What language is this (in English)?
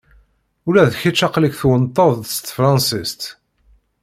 Kabyle